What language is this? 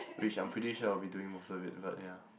English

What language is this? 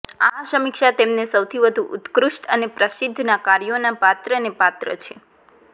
Gujarati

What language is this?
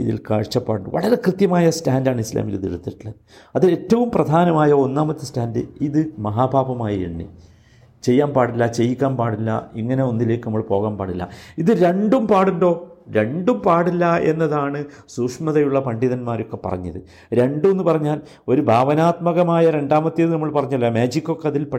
Malayalam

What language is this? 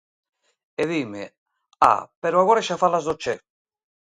Galician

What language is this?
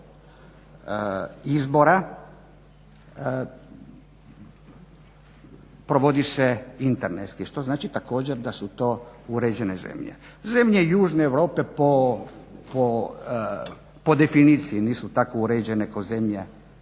Croatian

